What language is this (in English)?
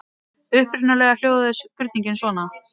Icelandic